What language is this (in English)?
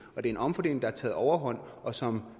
Danish